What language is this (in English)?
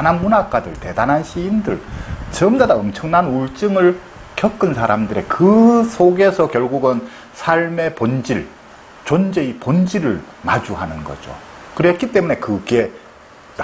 Korean